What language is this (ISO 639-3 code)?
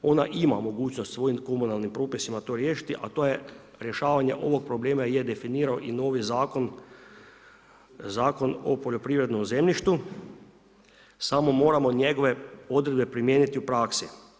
hrv